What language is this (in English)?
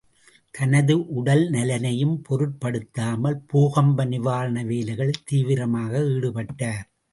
Tamil